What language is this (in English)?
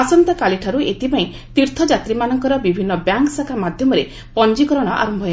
Odia